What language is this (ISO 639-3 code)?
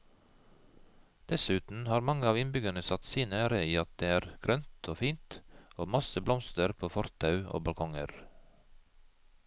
nor